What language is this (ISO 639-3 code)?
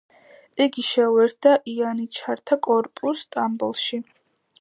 kat